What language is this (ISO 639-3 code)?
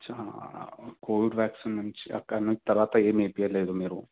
tel